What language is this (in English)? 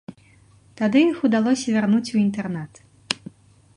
Belarusian